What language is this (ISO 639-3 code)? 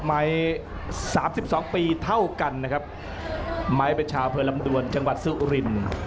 tha